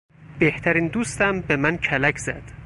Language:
Persian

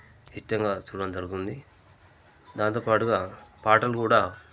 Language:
Telugu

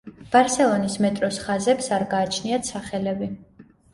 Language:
Georgian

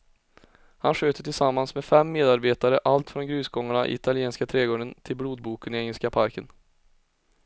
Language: Swedish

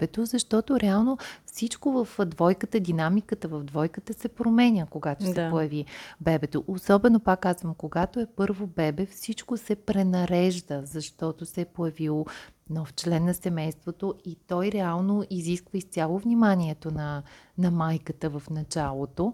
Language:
Bulgarian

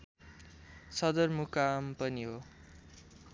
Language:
Nepali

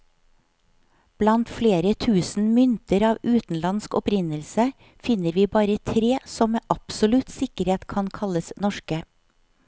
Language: Norwegian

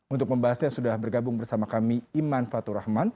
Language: Indonesian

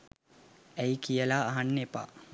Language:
Sinhala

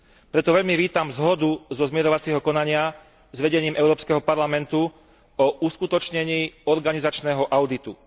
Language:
Slovak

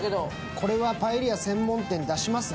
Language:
Japanese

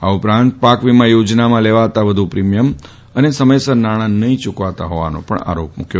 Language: Gujarati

